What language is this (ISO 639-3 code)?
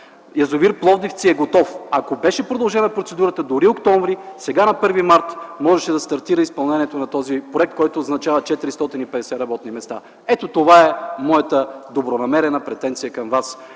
bul